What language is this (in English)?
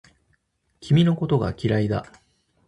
Japanese